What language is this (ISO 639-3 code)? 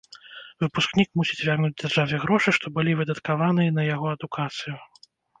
bel